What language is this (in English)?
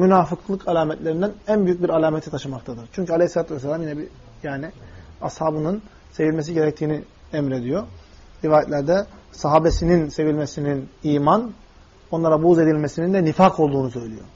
Turkish